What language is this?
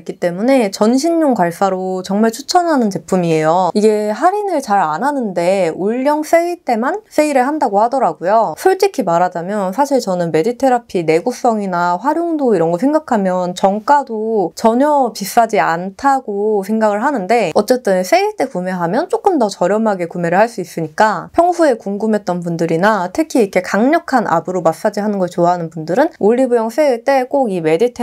Korean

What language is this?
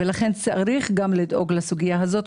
Hebrew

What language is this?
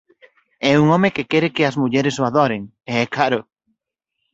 Galician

